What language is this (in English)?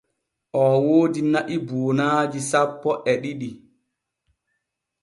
Borgu Fulfulde